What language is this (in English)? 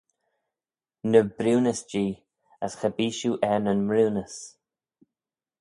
Manx